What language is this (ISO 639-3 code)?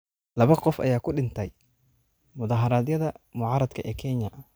som